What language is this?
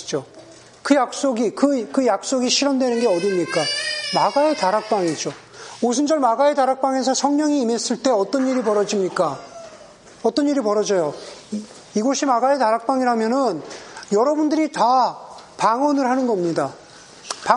Korean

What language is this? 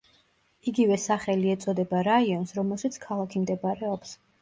Georgian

